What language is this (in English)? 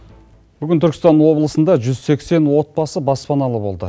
Kazakh